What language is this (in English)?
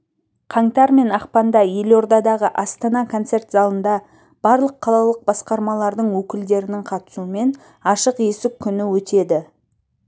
Kazakh